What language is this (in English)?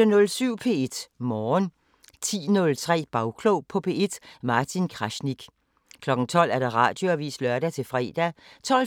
Danish